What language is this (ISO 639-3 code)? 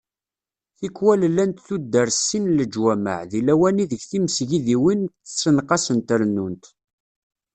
kab